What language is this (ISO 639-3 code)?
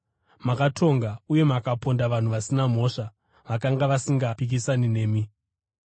sna